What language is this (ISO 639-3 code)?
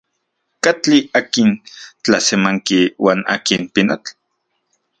ncx